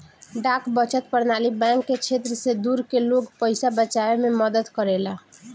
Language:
Bhojpuri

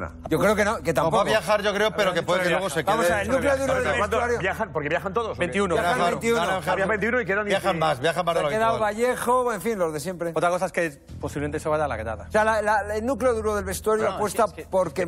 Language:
Spanish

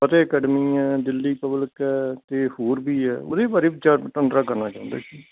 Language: Punjabi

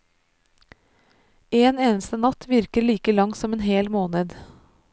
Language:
Norwegian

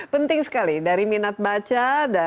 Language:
Indonesian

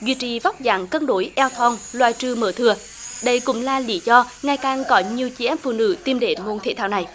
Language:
Vietnamese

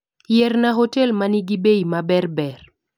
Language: Luo (Kenya and Tanzania)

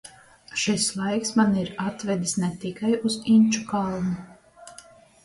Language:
Latvian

